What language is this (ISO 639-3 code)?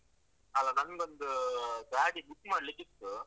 kan